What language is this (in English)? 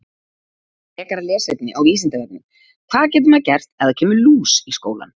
Icelandic